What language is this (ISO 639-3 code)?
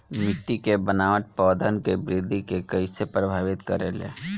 bho